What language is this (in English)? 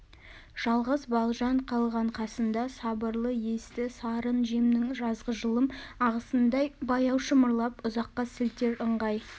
Kazakh